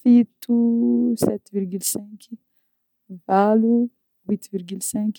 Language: Northern Betsimisaraka Malagasy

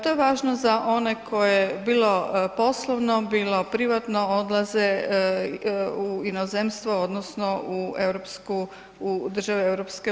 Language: Croatian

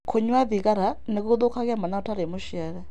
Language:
Kikuyu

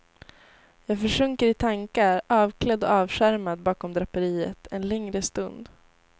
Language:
Swedish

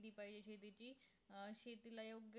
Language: Marathi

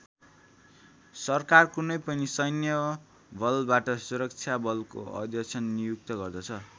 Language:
Nepali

